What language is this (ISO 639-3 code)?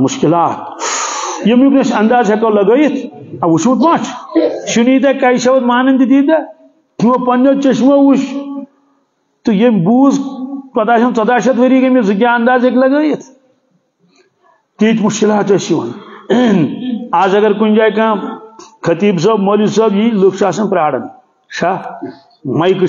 ara